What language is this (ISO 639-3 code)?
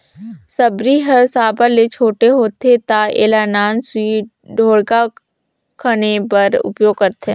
hne